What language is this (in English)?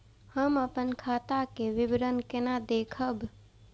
Maithili